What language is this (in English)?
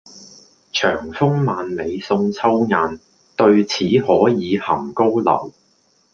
Cantonese